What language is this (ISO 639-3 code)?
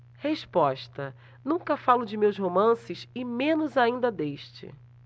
por